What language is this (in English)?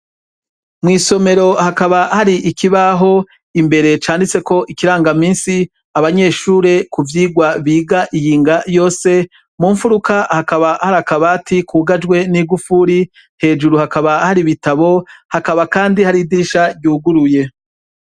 Rundi